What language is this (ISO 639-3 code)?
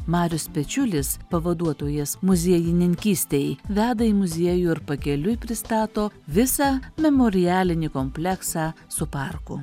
lit